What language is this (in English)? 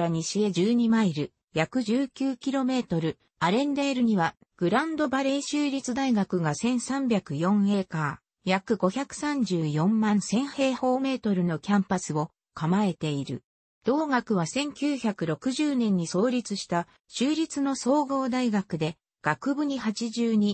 Japanese